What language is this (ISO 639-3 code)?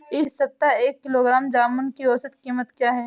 hin